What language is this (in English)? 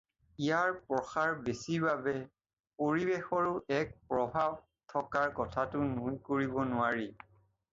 Assamese